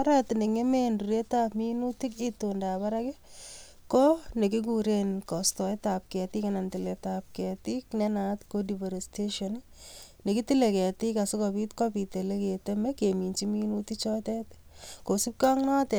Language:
Kalenjin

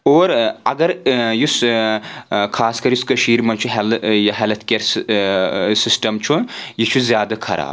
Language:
Kashmiri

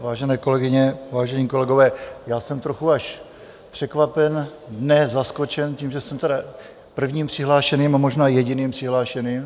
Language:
Czech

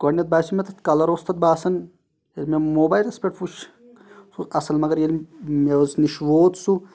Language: Kashmiri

